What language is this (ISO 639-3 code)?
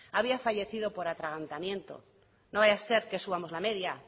spa